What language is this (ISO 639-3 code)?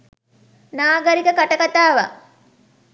sin